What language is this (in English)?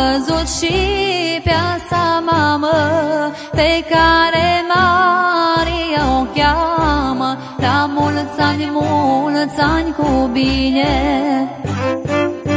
Romanian